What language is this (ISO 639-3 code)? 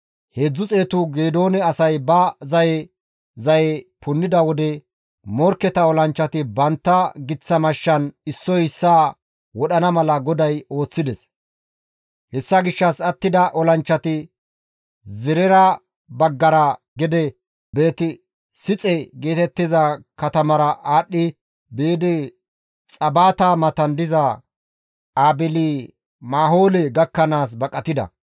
gmv